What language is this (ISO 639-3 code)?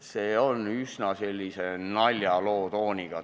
est